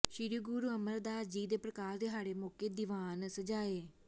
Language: Punjabi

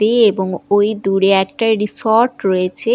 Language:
Bangla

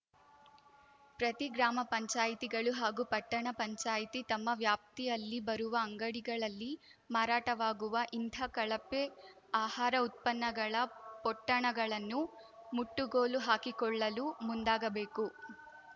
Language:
Kannada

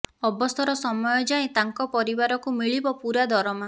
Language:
Odia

